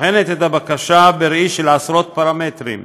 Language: Hebrew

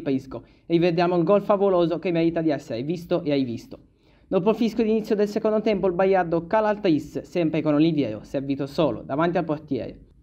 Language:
Italian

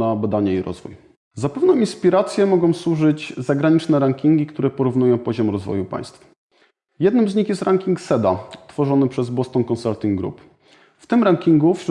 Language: Polish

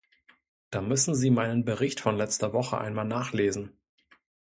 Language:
German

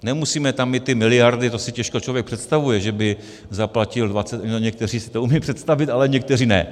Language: Czech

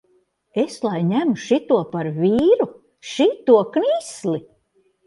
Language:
Latvian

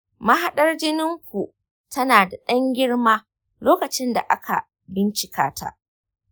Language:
Hausa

